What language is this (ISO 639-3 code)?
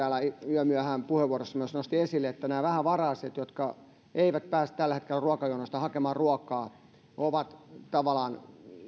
fin